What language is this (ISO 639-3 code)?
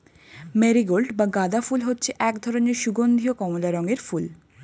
ben